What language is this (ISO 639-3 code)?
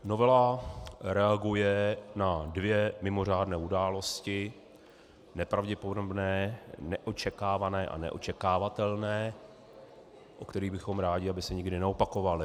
ces